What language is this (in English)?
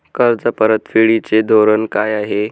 Marathi